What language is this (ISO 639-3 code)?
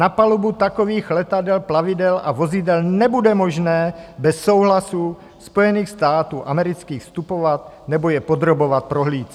ces